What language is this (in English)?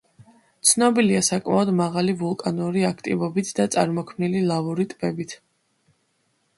Georgian